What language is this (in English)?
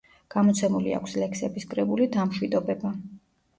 Georgian